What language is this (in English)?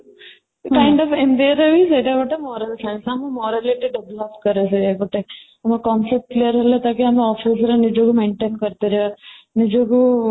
Odia